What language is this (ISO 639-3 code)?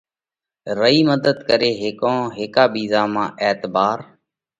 kvx